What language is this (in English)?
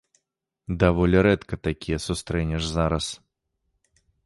Belarusian